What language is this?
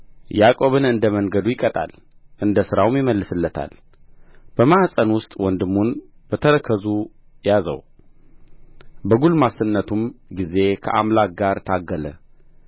Amharic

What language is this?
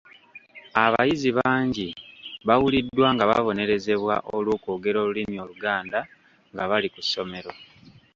Ganda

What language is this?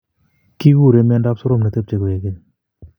Kalenjin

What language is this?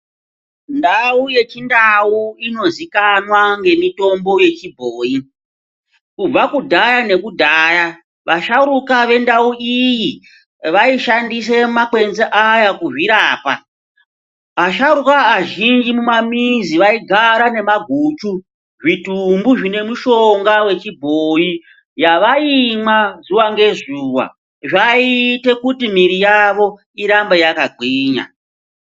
Ndau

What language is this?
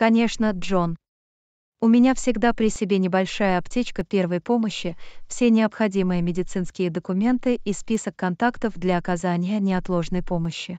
Russian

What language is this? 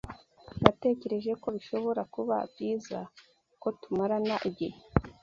Kinyarwanda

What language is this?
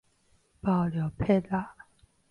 Min Nan Chinese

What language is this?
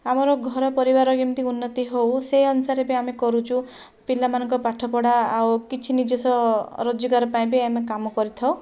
Odia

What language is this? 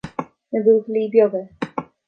Irish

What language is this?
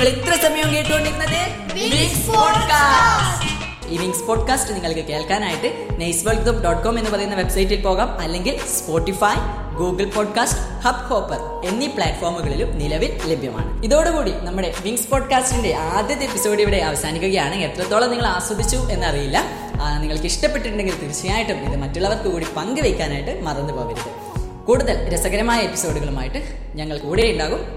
Malayalam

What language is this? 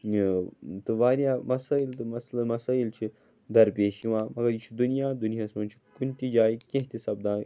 Kashmiri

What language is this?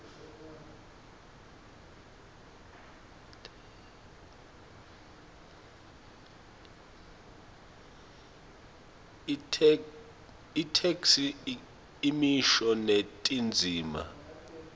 Swati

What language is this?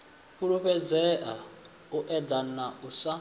Venda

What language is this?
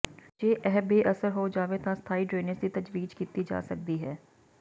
Punjabi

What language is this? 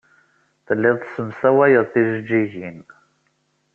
Kabyle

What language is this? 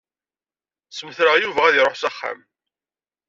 Kabyle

